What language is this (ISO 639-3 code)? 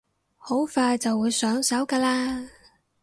yue